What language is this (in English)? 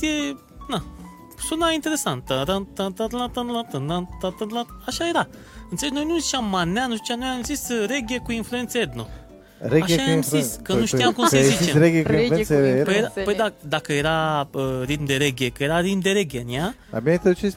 Romanian